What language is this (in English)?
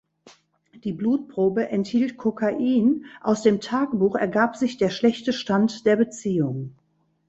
German